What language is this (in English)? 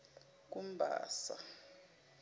Zulu